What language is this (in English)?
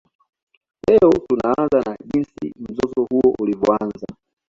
Swahili